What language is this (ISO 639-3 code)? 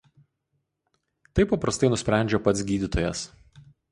lit